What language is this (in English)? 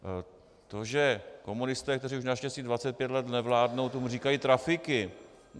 Czech